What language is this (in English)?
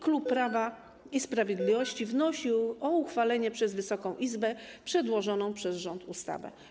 Polish